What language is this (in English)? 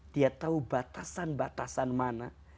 Indonesian